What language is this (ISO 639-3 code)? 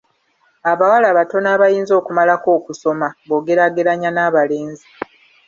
lug